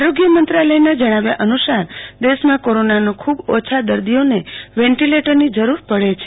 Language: Gujarati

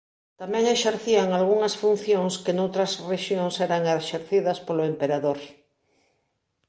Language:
Galician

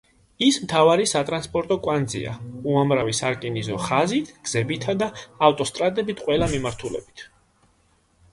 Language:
Georgian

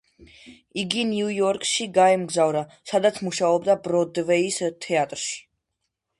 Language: Georgian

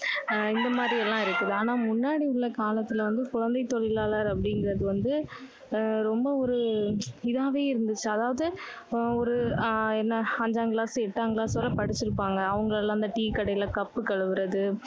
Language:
Tamil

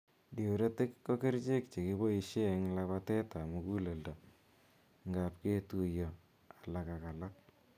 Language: Kalenjin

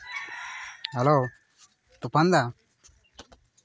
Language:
Santali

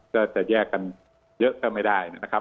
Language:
Thai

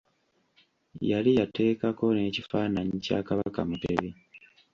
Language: Ganda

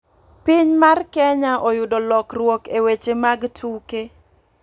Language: Luo (Kenya and Tanzania)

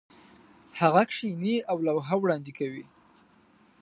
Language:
Pashto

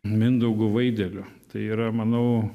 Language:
Lithuanian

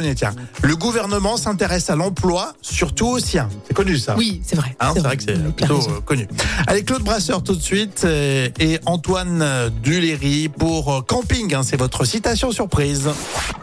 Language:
French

